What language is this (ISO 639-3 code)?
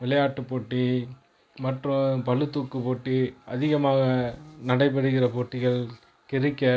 tam